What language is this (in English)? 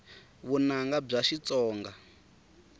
Tsonga